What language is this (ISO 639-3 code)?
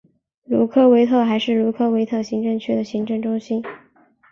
zho